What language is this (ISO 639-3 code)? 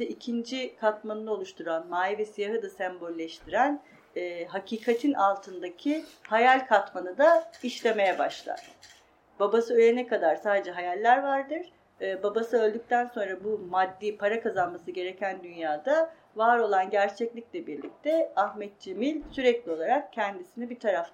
tur